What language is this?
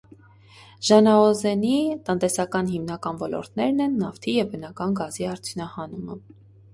Armenian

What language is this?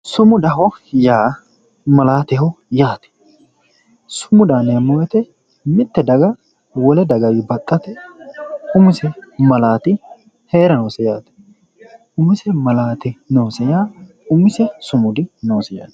Sidamo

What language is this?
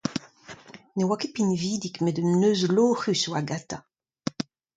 Breton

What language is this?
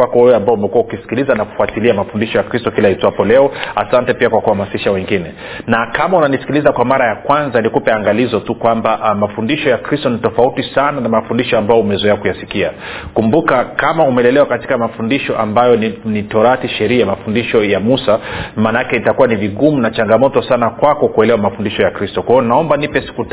Swahili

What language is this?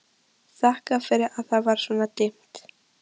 Icelandic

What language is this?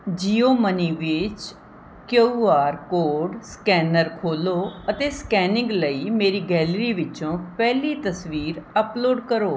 Punjabi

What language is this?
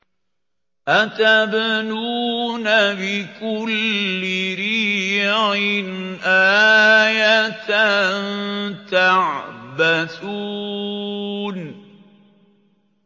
Arabic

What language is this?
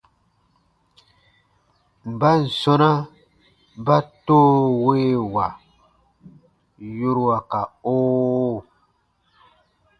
Baatonum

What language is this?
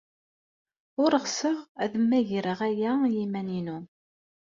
Kabyle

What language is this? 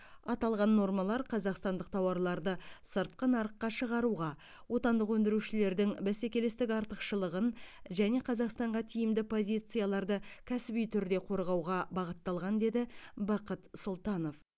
Kazakh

